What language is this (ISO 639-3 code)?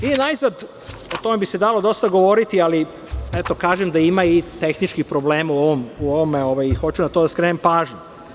srp